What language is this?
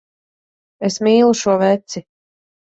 Latvian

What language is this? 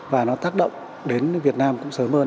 Vietnamese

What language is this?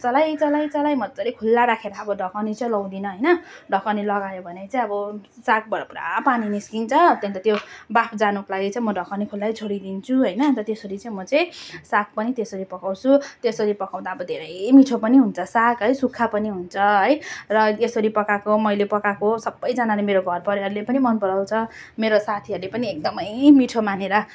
Nepali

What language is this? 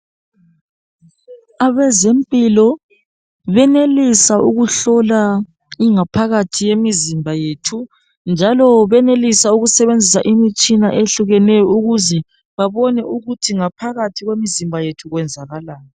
North Ndebele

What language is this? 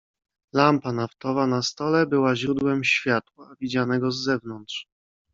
Polish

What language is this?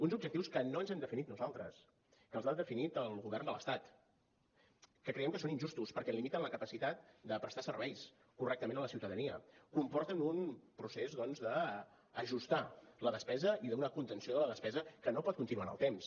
Catalan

